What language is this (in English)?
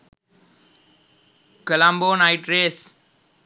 Sinhala